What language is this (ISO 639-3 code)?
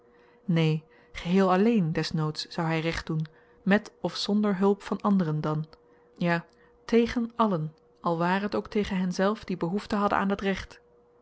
nld